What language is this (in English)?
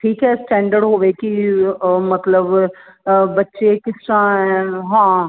Punjabi